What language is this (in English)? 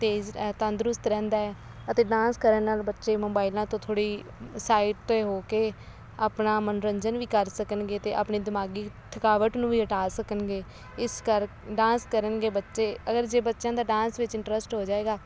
Punjabi